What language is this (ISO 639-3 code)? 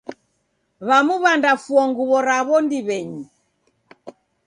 dav